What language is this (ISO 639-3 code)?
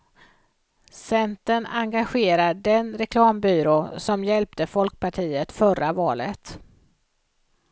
swe